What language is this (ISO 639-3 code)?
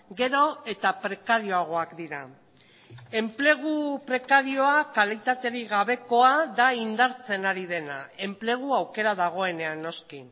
eus